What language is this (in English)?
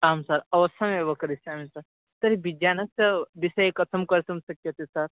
Sanskrit